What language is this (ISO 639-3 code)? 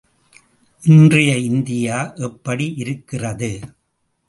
tam